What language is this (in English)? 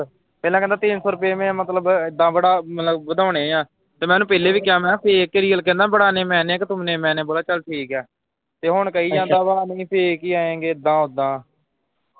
Punjabi